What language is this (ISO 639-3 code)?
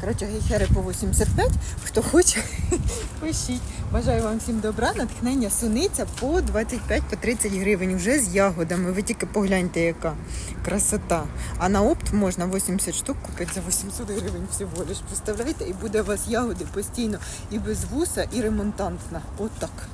ukr